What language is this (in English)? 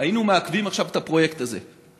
Hebrew